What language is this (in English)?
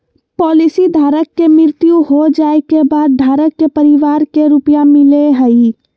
Magahi